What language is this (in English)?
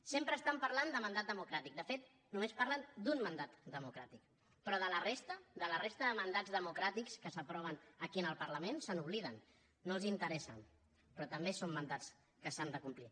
Catalan